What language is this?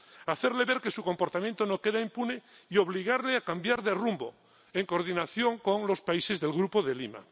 Spanish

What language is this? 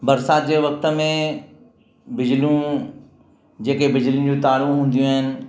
Sindhi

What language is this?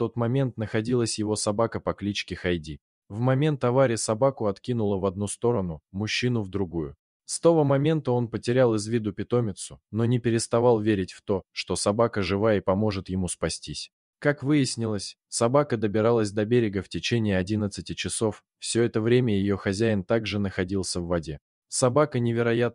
Russian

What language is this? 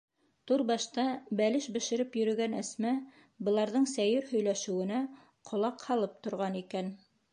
Bashkir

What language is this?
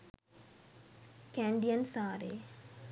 Sinhala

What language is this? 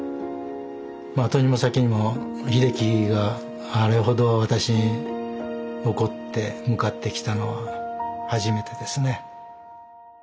Japanese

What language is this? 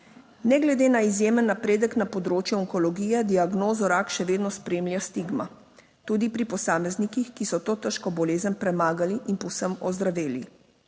Slovenian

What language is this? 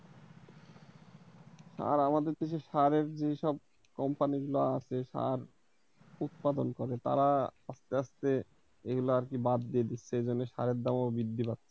Bangla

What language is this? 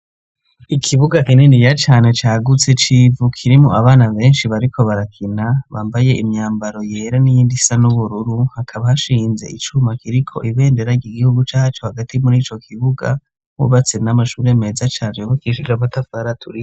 Rundi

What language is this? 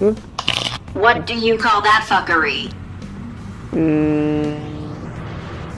Turkish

